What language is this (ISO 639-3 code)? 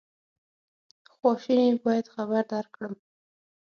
pus